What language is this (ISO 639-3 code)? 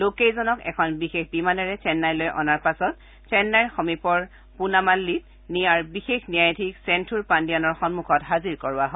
asm